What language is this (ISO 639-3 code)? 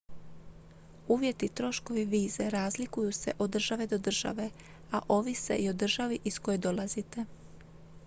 hrv